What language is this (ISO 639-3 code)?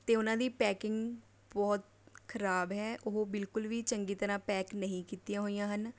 pan